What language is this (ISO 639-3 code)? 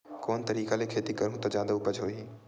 hne